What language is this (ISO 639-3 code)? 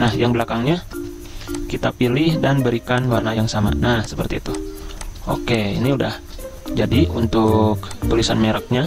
ind